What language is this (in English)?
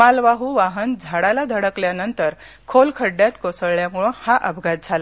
Marathi